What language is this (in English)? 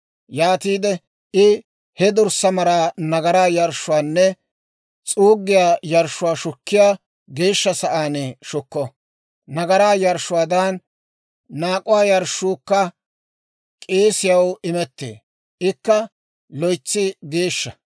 Dawro